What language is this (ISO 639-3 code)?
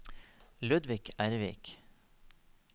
nor